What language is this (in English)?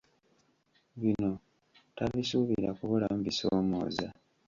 Ganda